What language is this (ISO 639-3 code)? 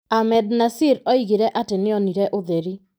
kik